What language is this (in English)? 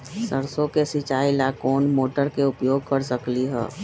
Magahi